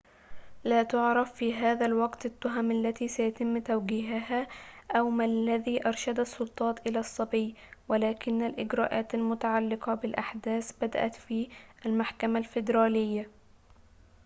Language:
Arabic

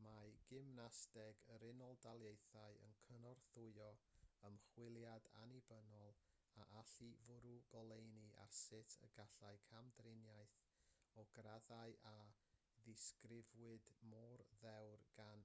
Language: Welsh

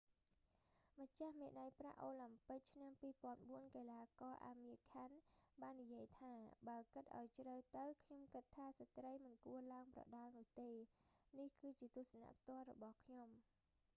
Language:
Khmer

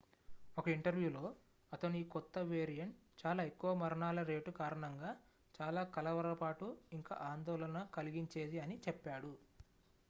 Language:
Telugu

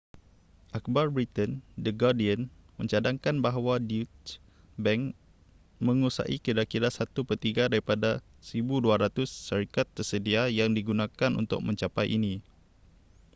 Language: Malay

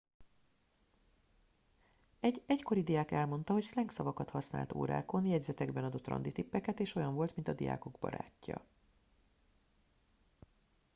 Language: Hungarian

